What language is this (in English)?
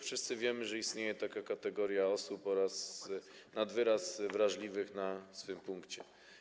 Polish